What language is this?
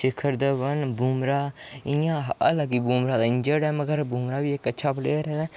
Dogri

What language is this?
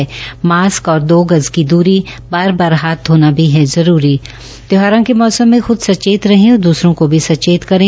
Hindi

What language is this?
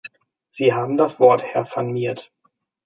German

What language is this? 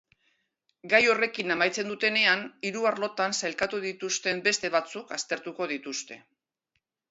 Basque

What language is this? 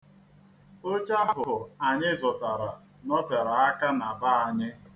Igbo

